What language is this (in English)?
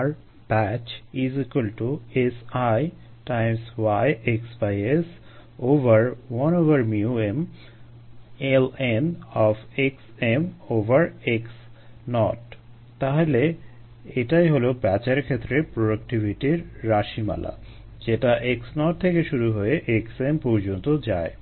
Bangla